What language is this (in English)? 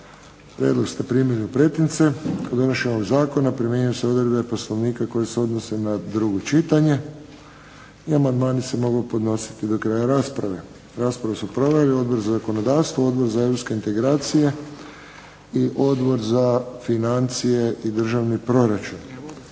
Croatian